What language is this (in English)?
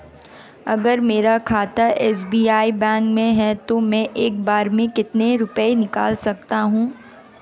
Hindi